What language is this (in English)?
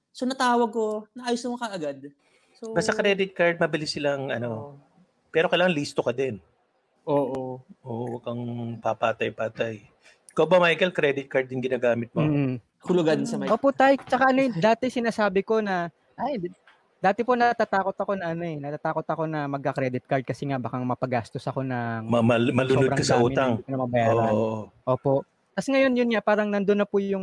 Filipino